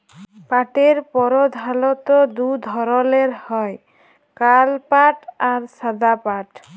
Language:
Bangla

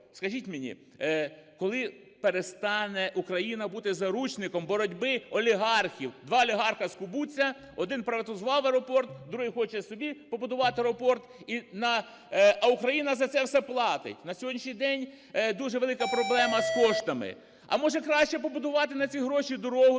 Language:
Ukrainian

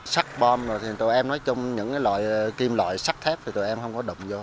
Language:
Vietnamese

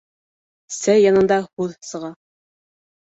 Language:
Bashkir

